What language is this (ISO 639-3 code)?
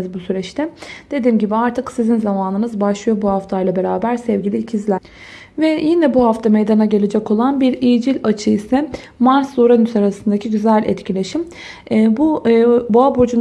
tur